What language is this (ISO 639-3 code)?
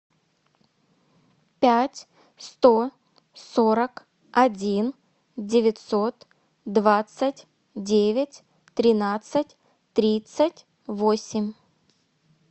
rus